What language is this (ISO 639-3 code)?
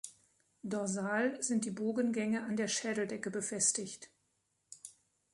deu